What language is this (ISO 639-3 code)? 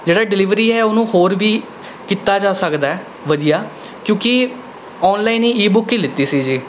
pan